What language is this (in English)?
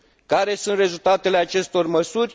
Romanian